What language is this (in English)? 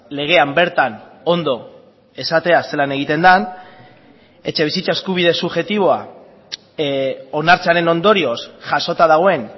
Basque